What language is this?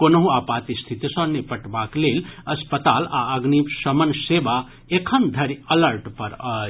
Maithili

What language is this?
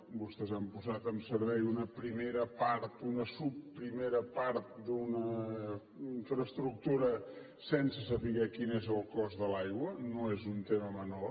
Catalan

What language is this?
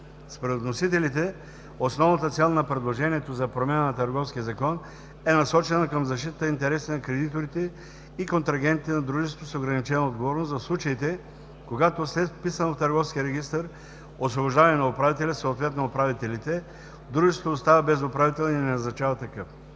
Bulgarian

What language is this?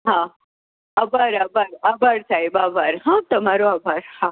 Gujarati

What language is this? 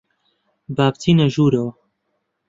Central Kurdish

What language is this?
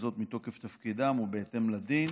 Hebrew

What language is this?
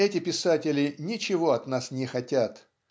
Russian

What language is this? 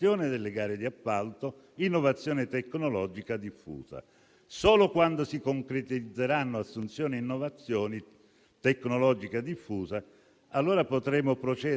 Italian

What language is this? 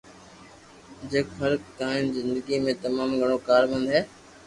Loarki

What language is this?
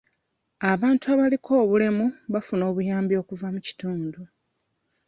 Ganda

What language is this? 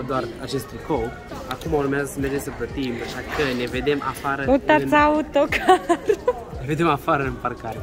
Romanian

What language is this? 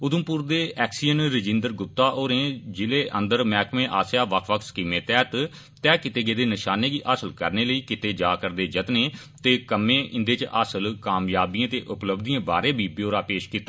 Dogri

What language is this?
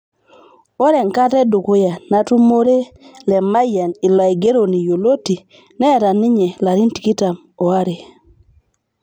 Masai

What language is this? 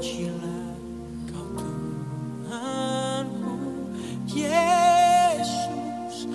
Indonesian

